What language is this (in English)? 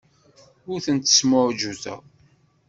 Kabyle